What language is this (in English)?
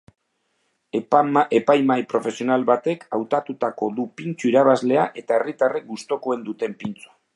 Basque